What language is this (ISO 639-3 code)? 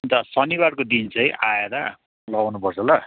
nep